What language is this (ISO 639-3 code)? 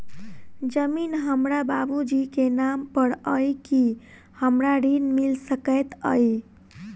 mai